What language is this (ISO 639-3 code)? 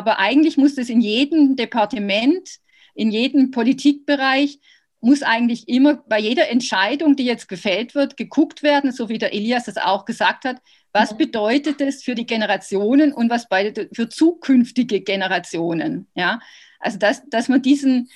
deu